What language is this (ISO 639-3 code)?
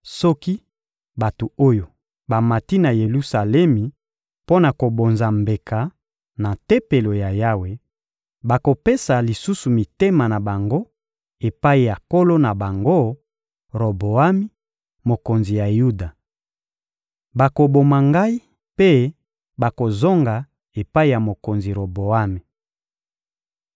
lin